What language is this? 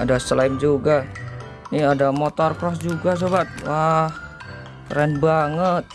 Indonesian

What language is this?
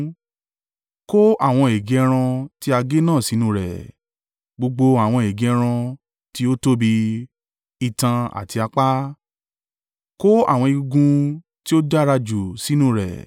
Yoruba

